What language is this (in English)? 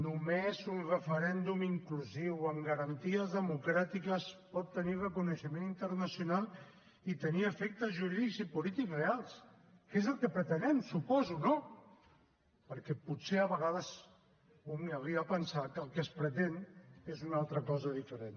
Catalan